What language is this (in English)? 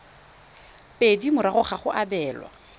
Tswana